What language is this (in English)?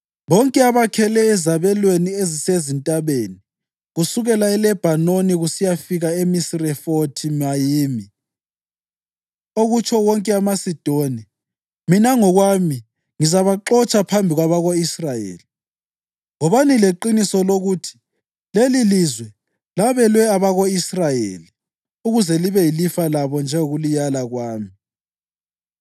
North Ndebele